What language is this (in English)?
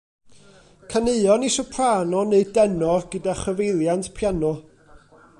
Welsh